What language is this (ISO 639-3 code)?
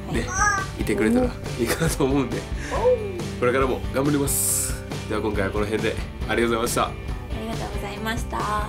jpn